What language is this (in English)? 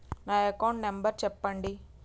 Telugu